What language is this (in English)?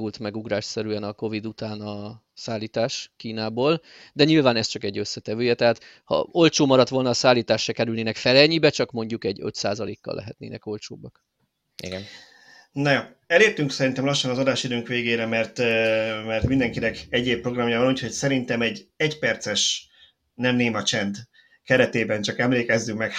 Hungarian